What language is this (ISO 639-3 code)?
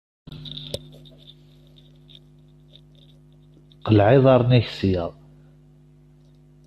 kab